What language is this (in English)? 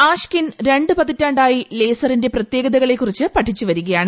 Malayalam